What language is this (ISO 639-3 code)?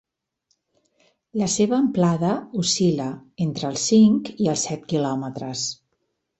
cat